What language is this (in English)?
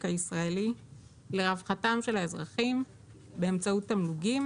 Hebrew